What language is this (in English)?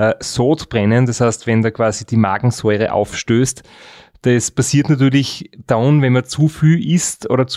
German